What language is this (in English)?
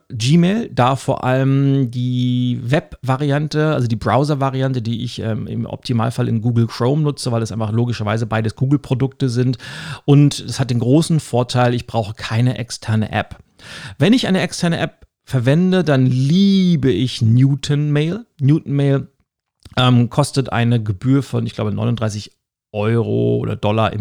German